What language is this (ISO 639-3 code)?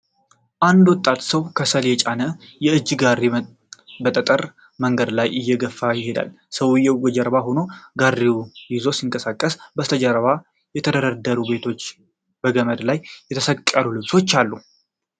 amh